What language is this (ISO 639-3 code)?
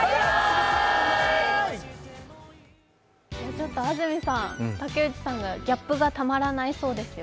jpn